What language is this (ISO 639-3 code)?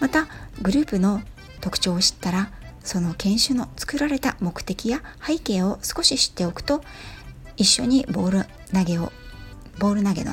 jpn